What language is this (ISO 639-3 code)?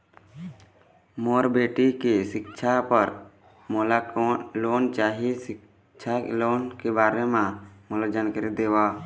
hne